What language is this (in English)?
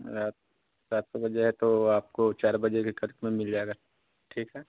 Hindi